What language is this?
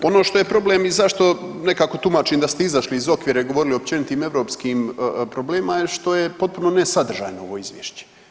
Croatian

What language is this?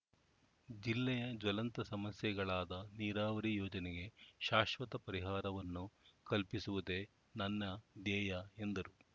Kannada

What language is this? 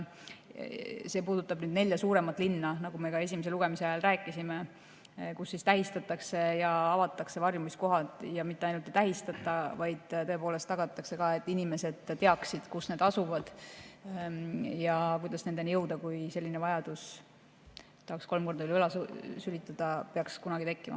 Estonian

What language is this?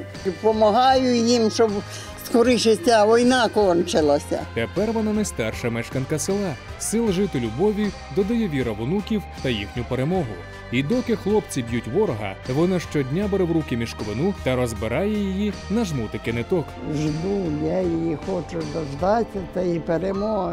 Ukrainian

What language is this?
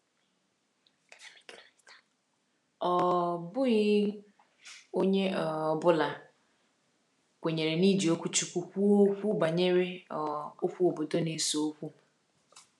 Igbo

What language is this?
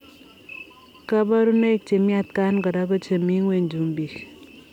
Kalenjin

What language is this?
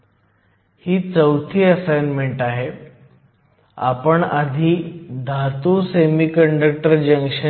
Marathi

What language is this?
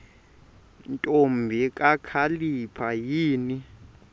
Xhosa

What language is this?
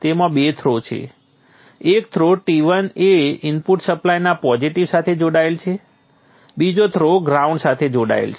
Gujarati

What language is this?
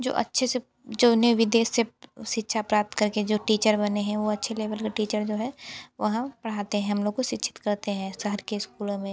Hindi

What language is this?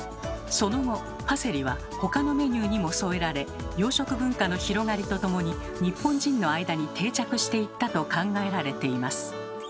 Japanese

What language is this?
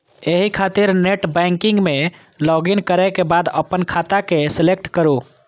Maithili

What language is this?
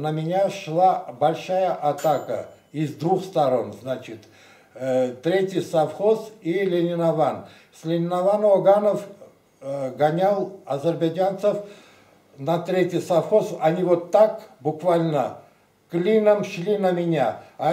Russian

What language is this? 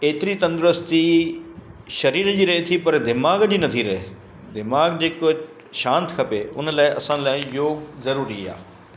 Sindhi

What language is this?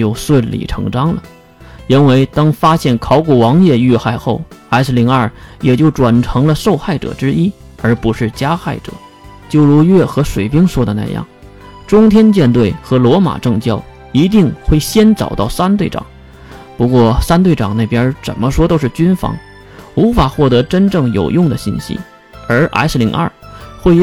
Chinese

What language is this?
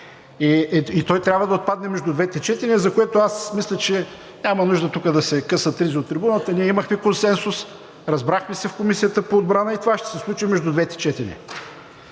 Bulgarian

